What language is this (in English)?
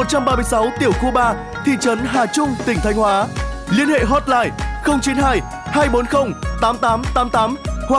Vietnamese